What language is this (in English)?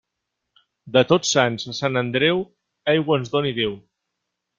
Catalan